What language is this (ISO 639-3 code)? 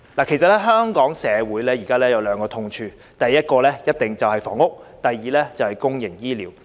yue